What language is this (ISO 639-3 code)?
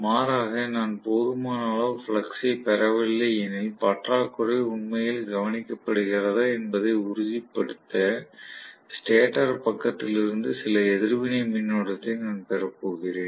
tam